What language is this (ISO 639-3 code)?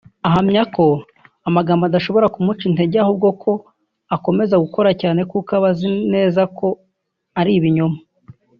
kin